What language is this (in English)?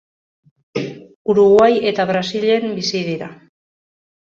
Basque